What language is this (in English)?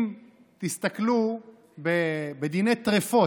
Hebrew